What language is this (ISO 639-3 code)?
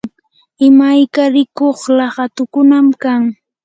qur